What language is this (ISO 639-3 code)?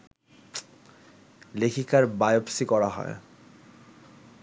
ben